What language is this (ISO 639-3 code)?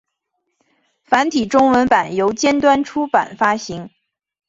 zho